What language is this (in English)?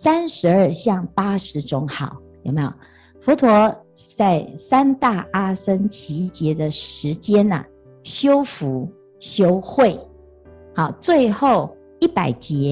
Chinese